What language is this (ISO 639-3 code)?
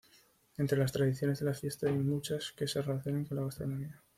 spa